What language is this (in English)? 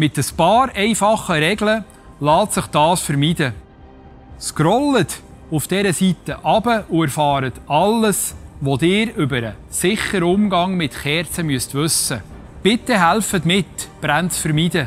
German